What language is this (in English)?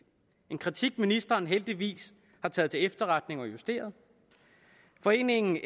Danish